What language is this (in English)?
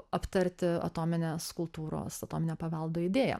Lithuanian